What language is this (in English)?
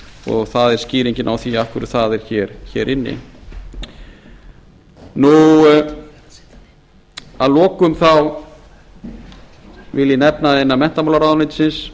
Icelandic